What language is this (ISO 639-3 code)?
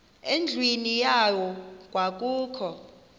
xho